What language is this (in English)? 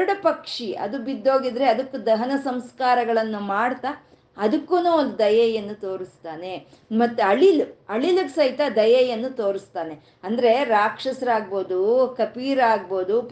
Kannada